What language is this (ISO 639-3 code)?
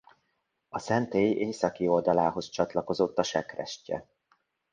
hun